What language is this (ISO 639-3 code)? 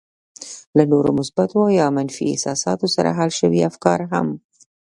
pus